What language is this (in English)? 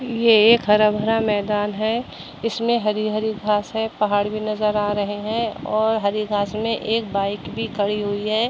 Hindi